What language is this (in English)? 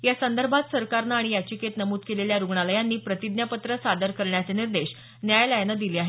Marathi